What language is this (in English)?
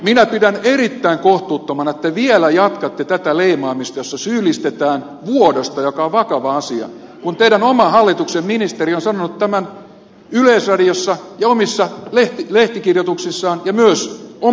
Finnish